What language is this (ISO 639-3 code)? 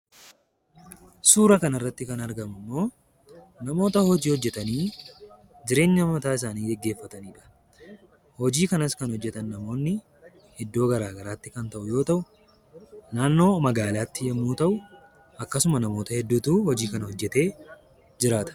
orm